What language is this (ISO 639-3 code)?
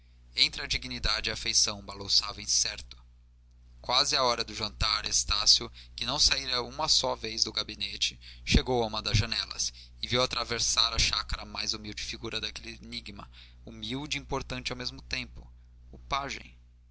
por